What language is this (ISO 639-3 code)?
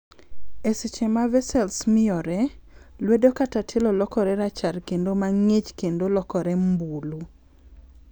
luo